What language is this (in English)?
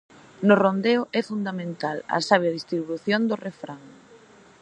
Galician